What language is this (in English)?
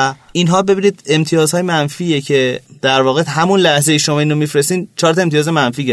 Persian